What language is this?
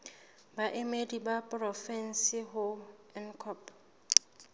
Southern Sotho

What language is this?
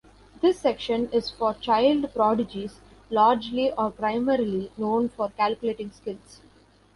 English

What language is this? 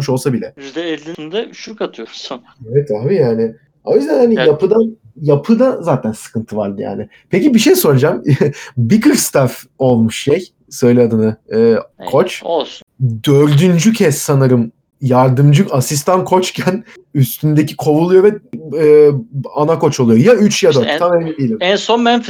Turkish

